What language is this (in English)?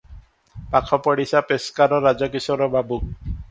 Odia